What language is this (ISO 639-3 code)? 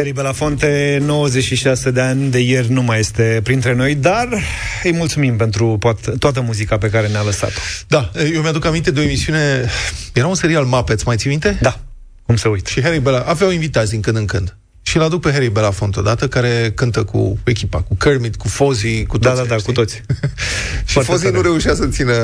ron